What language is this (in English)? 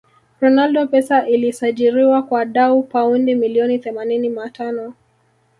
Swahili